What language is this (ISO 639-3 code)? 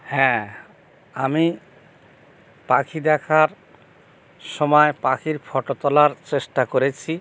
ben